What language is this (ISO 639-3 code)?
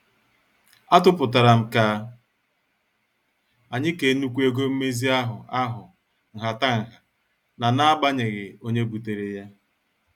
ibo